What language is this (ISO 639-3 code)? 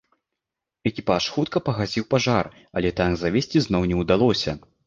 bel